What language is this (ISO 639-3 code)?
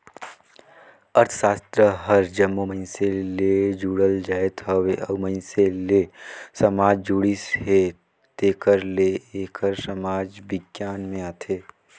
hne